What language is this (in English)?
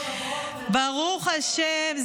Hebrew